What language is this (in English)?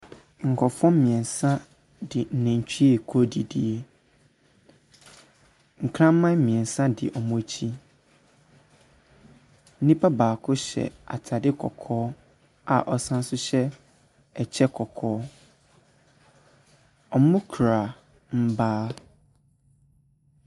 Akan